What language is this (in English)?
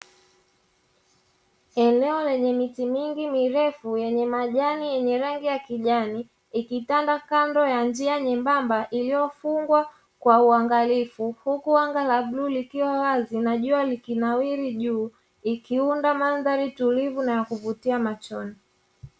Swahili